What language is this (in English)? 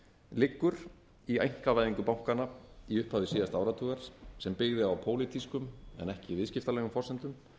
Icelandic